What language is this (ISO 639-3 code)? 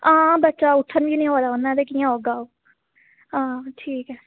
doi